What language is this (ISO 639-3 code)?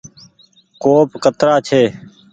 gig